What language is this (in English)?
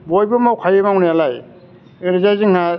Bodo